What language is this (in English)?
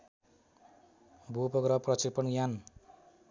Nepali